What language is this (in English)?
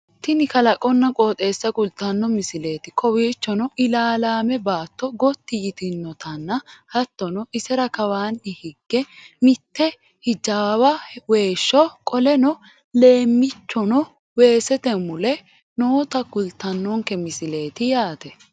Sidamo